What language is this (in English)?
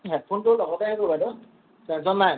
Assamese